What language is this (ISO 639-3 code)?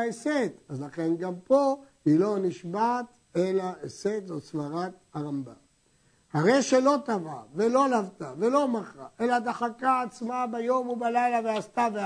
heb